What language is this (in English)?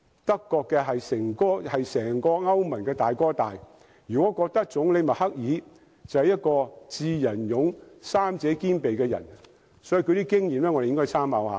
Cantonese